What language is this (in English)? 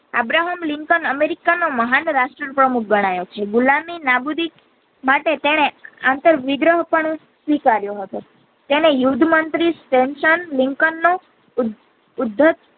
Gujarati